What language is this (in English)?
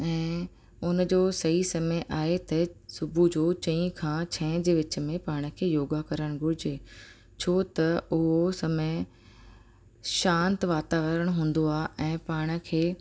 Sindhi